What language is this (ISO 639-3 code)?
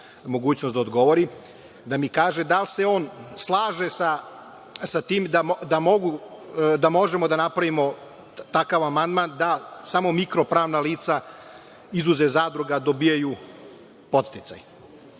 srp